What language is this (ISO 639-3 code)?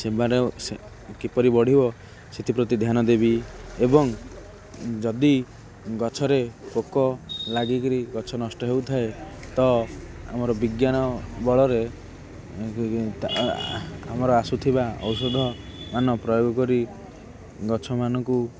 ori